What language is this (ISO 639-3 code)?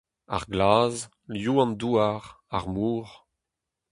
bre